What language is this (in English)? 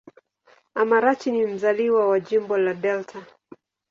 Swahili